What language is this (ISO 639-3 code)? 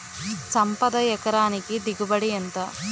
tel